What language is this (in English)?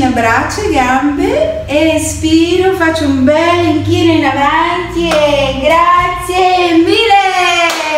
Italian